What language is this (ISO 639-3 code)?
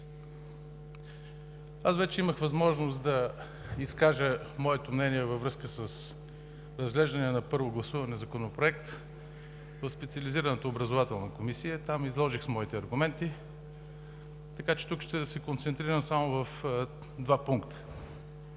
bul